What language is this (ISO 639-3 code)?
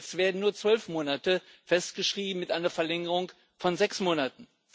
deu